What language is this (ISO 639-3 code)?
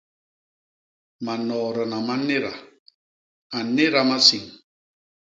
bas